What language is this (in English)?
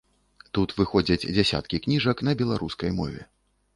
Belarusian